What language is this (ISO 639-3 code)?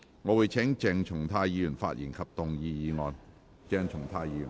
yue